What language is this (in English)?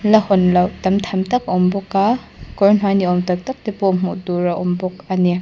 Mizo